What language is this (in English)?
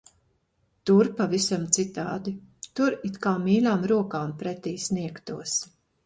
Latvian